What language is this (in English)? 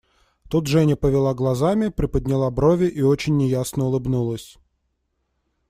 Russian